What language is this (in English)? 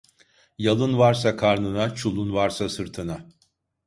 Turkish